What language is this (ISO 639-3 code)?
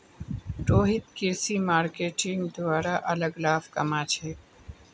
mag